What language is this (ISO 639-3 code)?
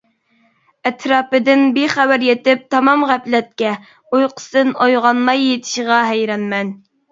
uig